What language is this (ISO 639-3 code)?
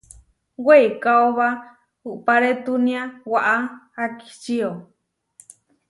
var